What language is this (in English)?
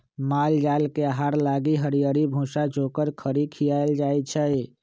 Magahi